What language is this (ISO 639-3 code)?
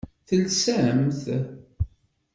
kab